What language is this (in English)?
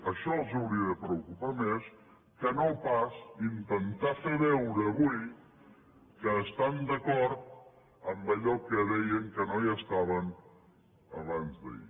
Catalan